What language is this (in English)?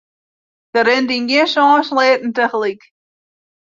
Western Frisian